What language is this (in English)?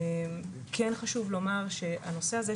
Hebrew